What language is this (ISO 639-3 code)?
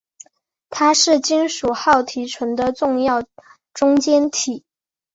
zho